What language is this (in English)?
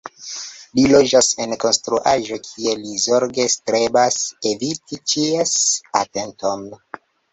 Esperanto